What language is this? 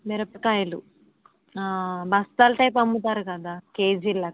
Telugu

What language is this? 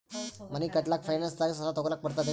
Kannada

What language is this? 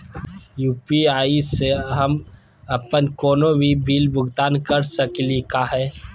Magahi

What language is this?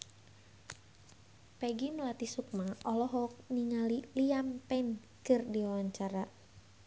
Sundanese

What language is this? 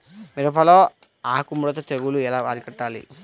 Telugu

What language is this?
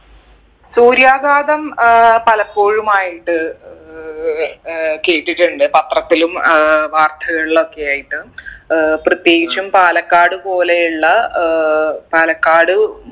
Malayalam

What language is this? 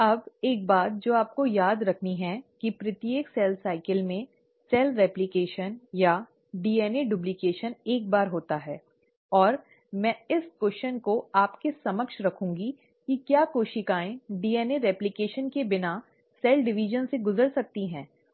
Hindi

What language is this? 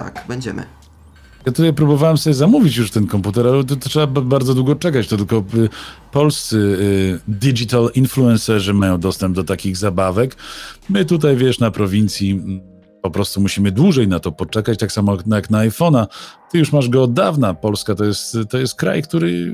Polish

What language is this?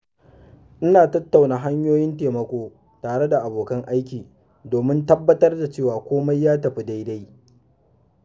Hausa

